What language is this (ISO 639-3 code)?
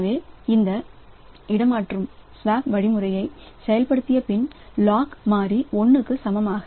tam